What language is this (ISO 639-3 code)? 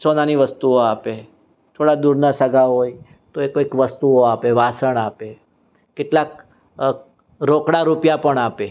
guj